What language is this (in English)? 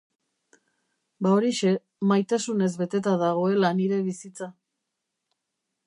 Basque